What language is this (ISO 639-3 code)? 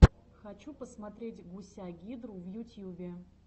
rus